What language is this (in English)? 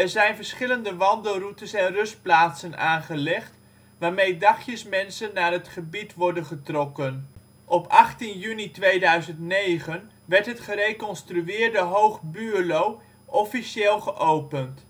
Dutch